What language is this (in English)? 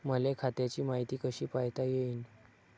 Marathi